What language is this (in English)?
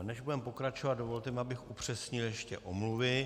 Czech